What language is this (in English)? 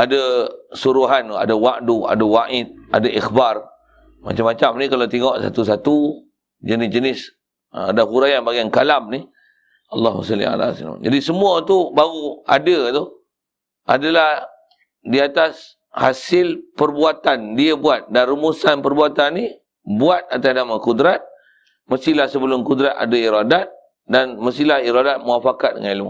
Malay